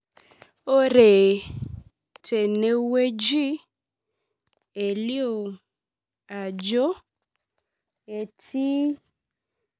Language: Masai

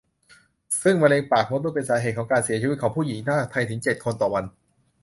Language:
Thai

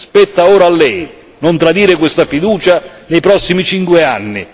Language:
Italian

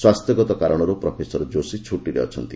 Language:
Odia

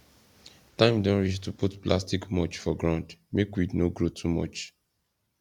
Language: Nigerian Pidgin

